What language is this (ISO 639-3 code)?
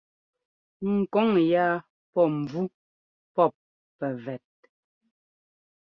jgo